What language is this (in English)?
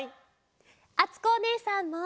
Japanese